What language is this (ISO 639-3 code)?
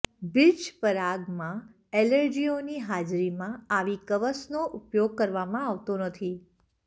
guj